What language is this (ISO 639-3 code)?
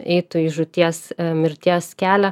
lit